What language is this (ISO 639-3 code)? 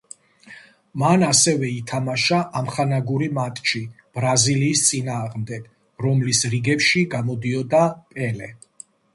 kat